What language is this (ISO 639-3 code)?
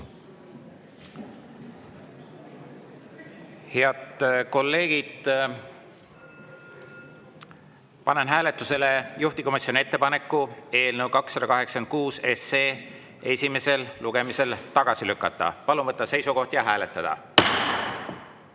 est